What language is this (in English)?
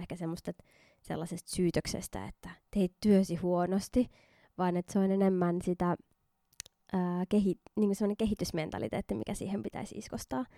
Finnish